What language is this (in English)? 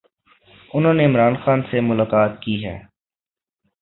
Urdu